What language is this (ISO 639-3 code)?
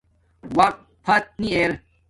dmk